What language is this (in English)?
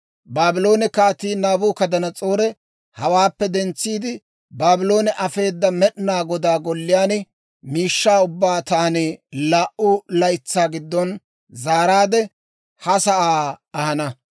Dawro